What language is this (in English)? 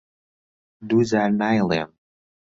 Central Kurdish